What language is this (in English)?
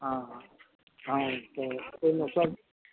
Maithili